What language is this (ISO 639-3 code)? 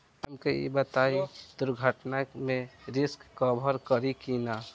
bho